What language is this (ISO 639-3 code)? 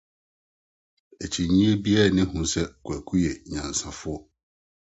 aka